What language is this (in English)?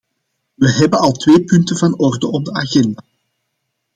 Dutch